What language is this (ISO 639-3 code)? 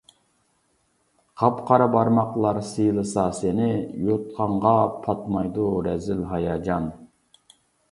uig